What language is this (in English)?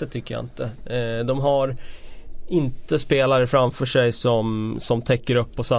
Swedish